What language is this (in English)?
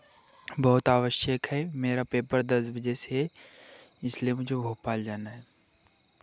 Hindi